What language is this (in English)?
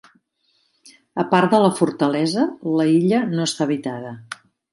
Catalan